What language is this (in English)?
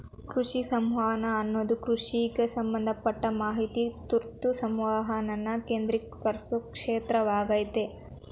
Kannada